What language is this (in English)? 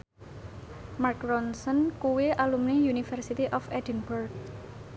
Javanese